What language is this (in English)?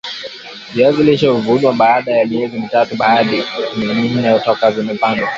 Swahili